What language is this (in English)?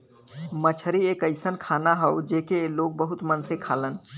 Bhojpuri